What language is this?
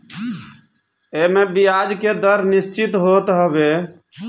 Bhojpuri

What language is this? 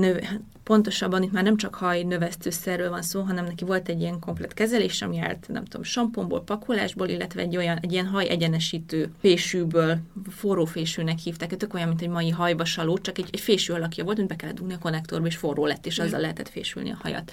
Hungarian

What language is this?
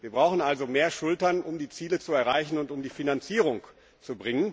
German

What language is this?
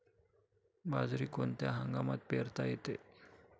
Marathi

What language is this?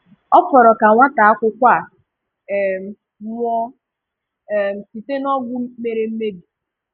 Igbo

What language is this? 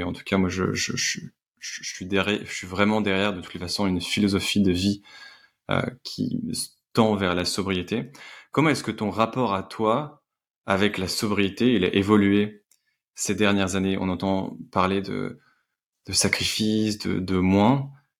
French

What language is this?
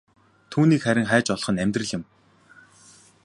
Mongolian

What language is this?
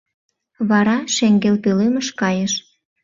Mari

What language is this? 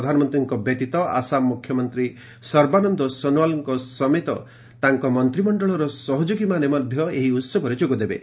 Odia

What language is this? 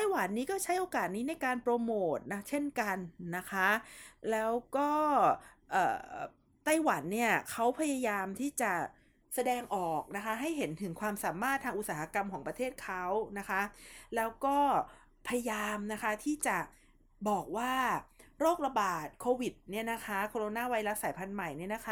Thai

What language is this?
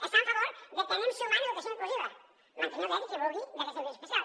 Catalan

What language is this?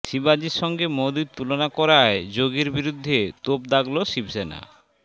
Bangla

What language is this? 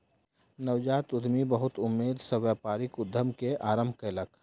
Maithili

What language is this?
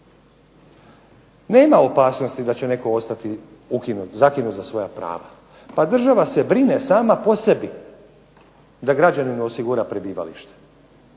Croatian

